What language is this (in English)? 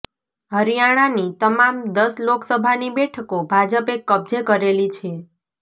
Gujarati